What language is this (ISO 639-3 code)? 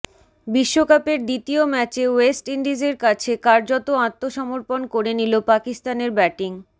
ben